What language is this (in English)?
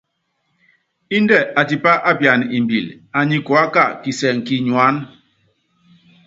Yangben